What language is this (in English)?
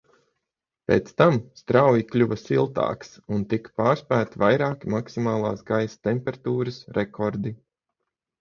Latvian